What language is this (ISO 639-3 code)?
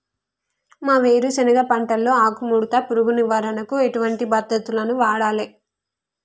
tel